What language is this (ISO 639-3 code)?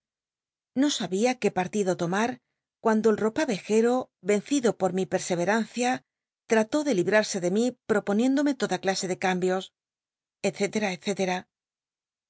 spa